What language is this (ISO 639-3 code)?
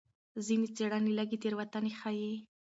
pus